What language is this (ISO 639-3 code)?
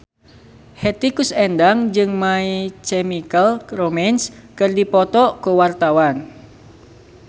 sun